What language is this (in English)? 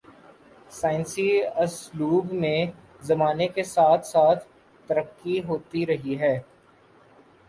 Urdu